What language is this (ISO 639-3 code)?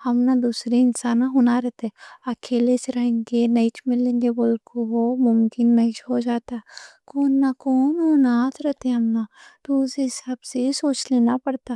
dcc